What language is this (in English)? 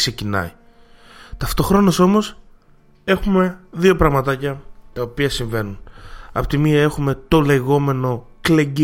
Greek